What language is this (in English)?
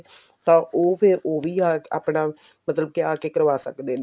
Punjabi